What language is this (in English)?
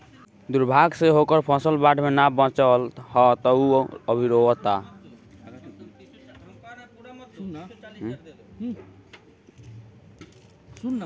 Bhojpuri